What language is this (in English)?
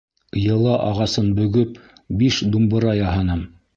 Bashkir